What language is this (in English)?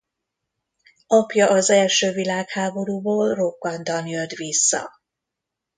Hungarian